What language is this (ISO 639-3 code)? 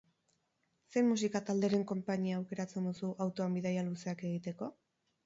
eus